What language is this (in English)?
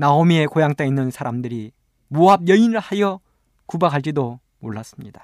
Korean